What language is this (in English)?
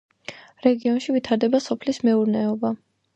Georgian